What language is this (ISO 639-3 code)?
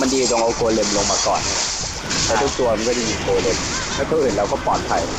tha